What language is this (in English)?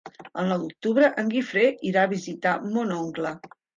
Catalan